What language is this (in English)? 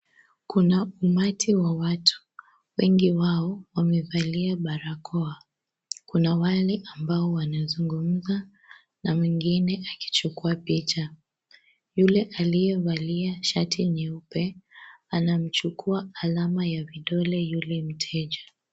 Swahili